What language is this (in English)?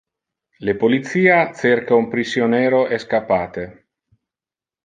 Interlingua